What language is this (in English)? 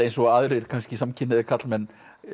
Icelandic